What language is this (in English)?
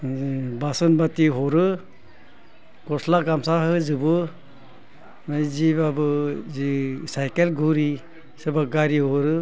Bodo